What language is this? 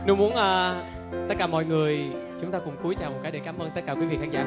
Vietnamese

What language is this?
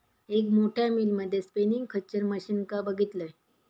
Marathi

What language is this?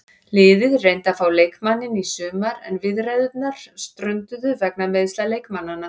Icelandic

